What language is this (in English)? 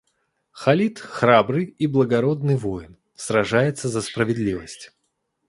Russian